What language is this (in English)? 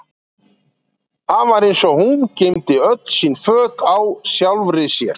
Icelandic